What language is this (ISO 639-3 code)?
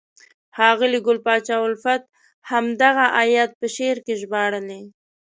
pus